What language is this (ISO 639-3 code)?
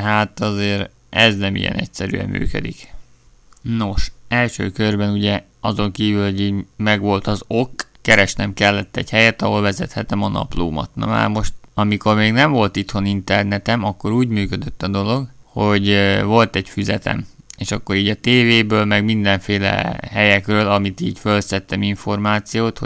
hun